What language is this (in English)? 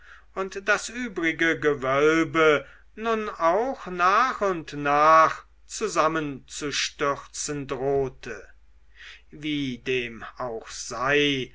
German